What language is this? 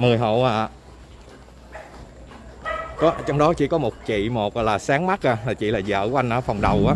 Vietnamese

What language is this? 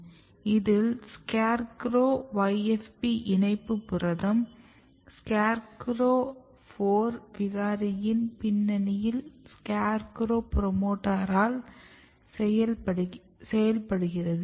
Tamil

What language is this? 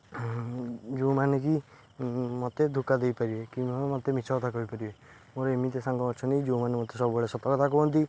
Odia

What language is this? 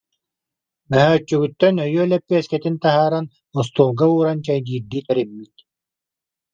Yakut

